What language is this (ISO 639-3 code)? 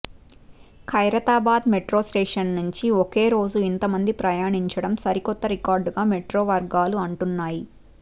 tel